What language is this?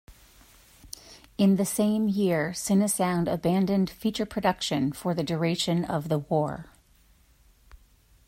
English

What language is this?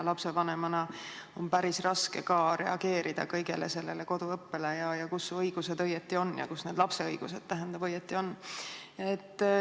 Estonian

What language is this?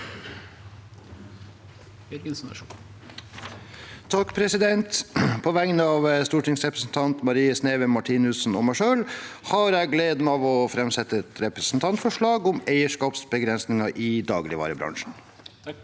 Norwegian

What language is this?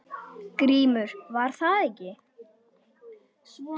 Icelandic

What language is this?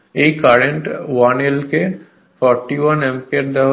Bangla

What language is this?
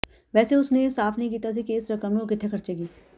Punjabi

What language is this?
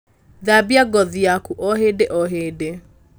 Kikuyu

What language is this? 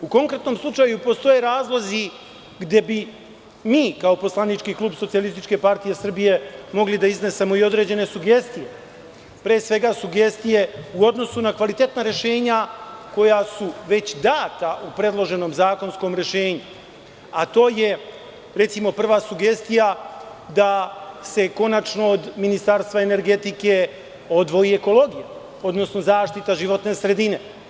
Serbian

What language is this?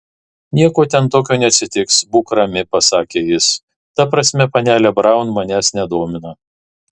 Lithuanian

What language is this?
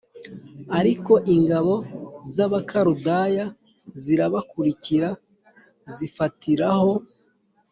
Kinyarwanda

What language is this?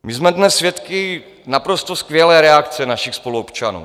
Czech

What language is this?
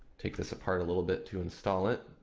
English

